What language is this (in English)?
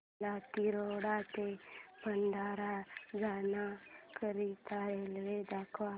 Marathi